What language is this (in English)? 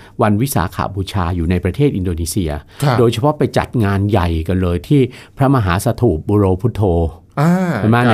Thai